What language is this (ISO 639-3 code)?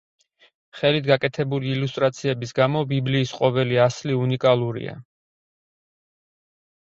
kat